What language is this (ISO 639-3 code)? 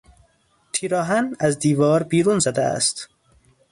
fas